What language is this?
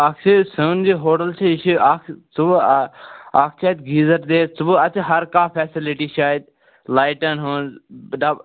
Kashmiri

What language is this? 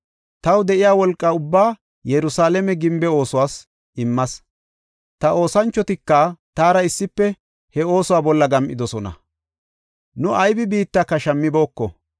Gofa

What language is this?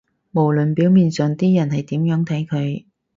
Cantonese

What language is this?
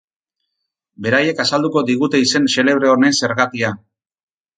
Basque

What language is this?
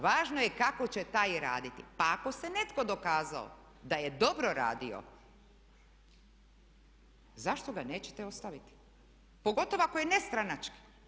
Croatian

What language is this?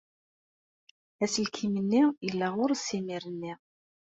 Kabyle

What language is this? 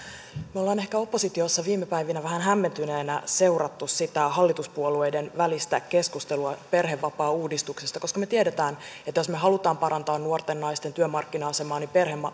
Finnish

